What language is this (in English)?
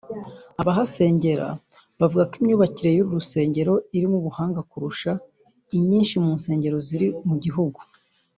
Kinyarwanda